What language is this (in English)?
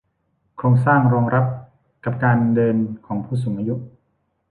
Thai